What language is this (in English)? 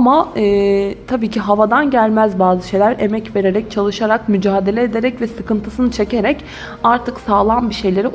Turkish